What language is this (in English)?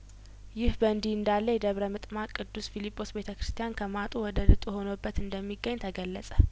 Amharic